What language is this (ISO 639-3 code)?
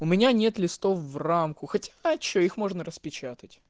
rus